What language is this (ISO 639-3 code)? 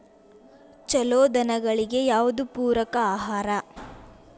kan